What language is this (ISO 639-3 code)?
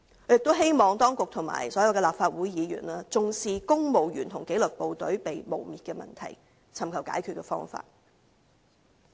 yue